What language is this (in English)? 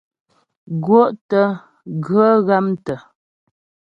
Ghomala